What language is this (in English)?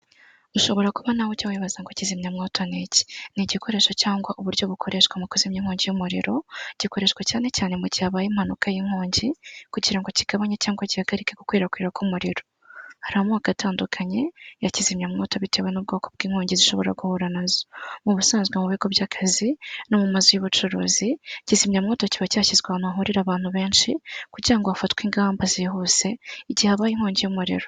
Kinyarwanda